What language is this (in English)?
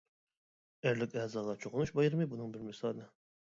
Uyghur